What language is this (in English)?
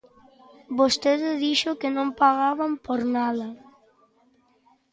Galician